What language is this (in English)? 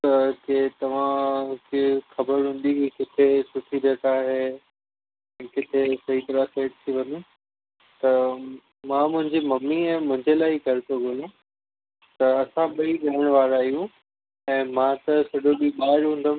Sindhi